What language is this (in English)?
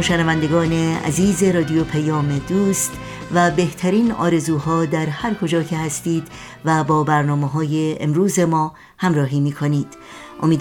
Persian